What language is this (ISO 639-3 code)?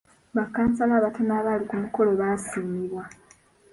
lug